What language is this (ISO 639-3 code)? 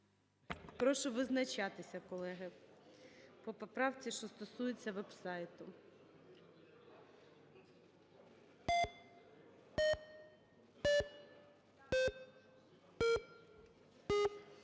ukr